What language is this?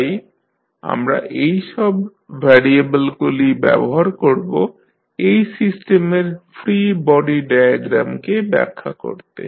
Bangla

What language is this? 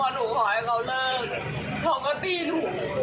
Thai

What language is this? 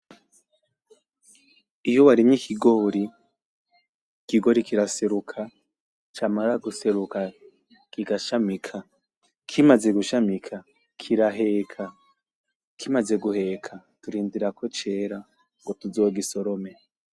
Rundi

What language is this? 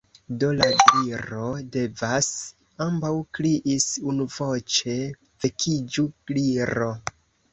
Esperanto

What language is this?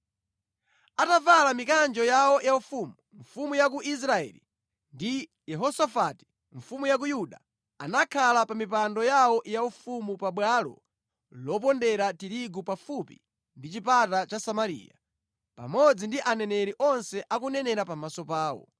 Nyanja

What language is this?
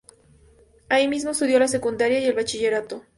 Spanish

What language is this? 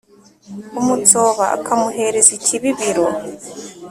Kinyarwanda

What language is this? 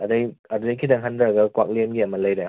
Manipuri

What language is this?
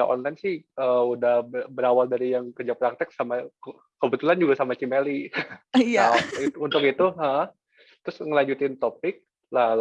Indonesian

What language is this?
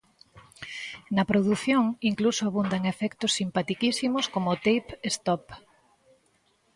Galician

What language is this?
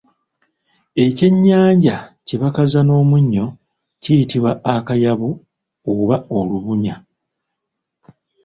Ganda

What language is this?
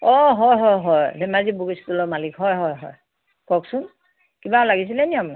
Assamese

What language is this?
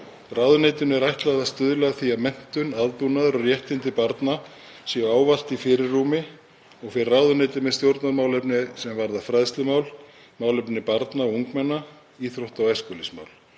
Icelandic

